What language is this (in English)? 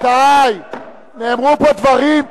Hebrew